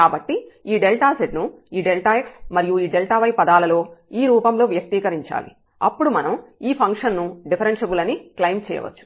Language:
Telugu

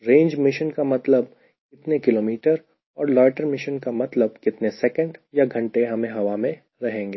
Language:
Hindi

